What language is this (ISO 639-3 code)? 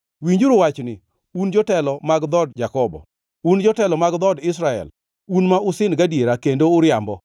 luo